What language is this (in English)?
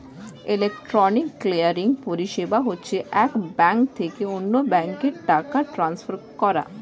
Bangla